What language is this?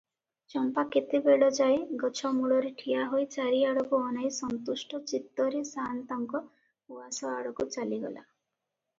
Odia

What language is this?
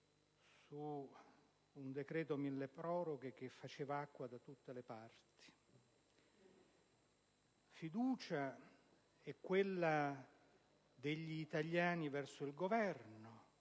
Italian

